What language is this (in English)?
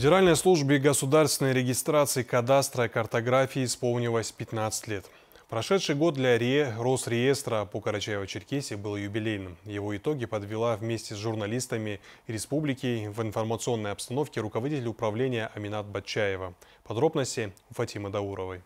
Russian